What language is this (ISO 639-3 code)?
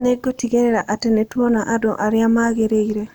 kik